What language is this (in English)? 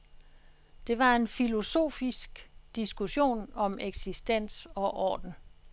Danish